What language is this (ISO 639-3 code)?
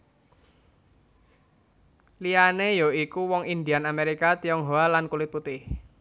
jav